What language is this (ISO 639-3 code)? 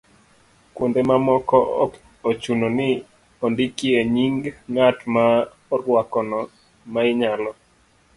luo